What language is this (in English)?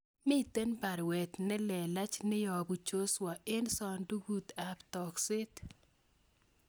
Kalenjin